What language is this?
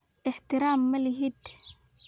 Somali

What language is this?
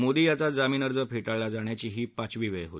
Marathi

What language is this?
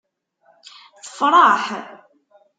Kabyle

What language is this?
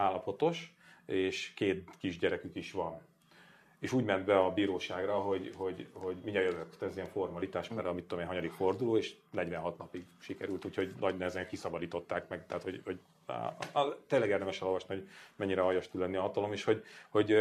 Hungarian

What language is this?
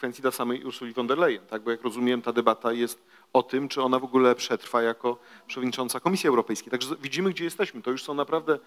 Polish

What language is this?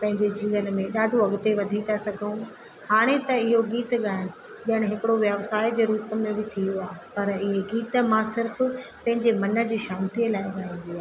Sindhi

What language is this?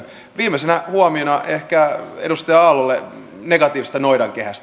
Finnish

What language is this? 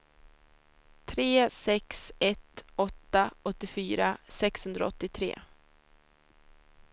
Swedish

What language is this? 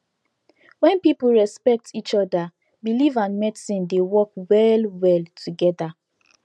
Nigerian Pidgin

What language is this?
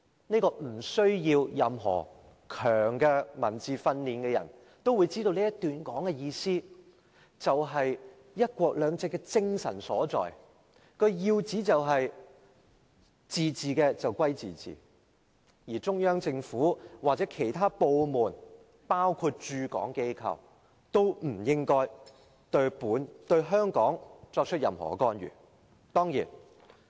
Cantonese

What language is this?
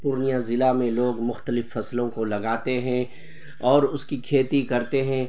Urdu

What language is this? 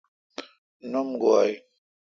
Kalkoti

